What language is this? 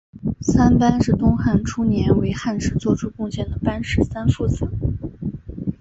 Chinese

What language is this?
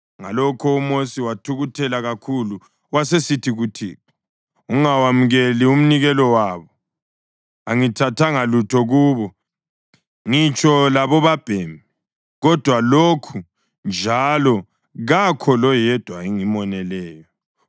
North Ndebele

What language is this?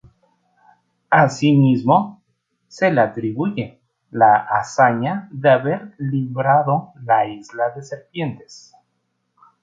Spanish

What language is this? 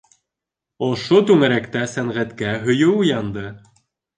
Bashkir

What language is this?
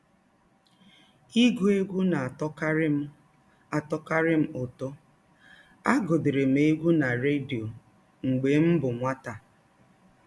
Igbo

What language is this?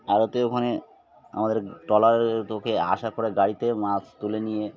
Bangla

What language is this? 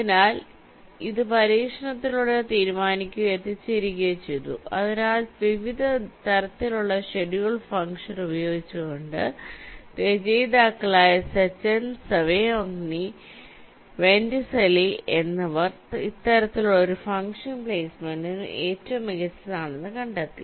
Malayalam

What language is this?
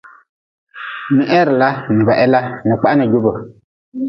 Nawdm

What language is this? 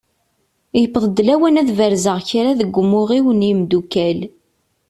Kabyle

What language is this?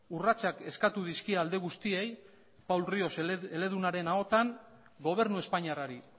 Basque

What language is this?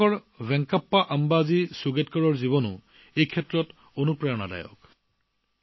Assamese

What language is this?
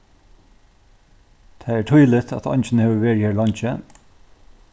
Faroese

